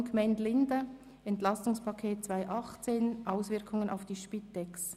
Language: Swiss German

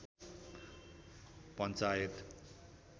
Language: Nepali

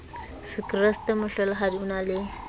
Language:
Southern Sotho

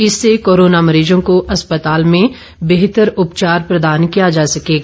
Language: Hindi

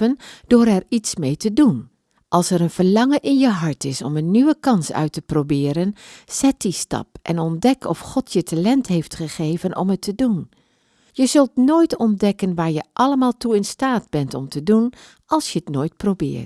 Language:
Dutch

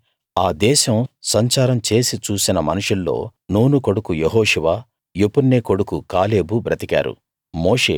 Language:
Telugu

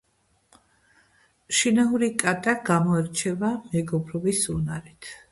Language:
Georgian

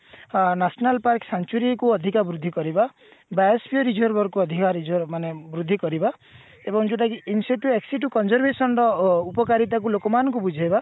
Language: Odia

